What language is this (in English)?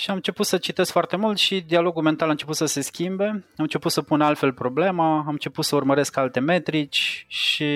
Romanian